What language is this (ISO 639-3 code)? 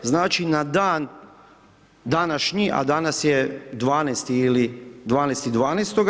hrv